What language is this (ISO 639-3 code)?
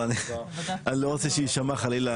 heb